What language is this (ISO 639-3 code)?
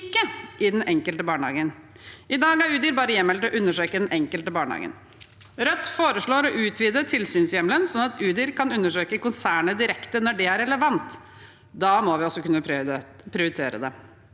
nor